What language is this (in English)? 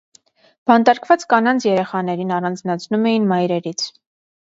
Armenian